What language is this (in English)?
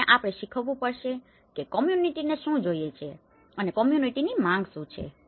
Gujarati